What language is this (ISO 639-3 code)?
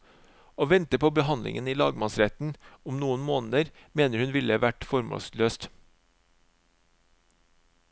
nor